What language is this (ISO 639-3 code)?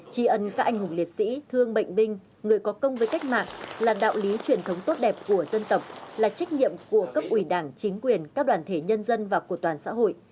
vie